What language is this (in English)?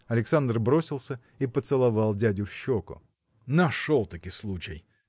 Russian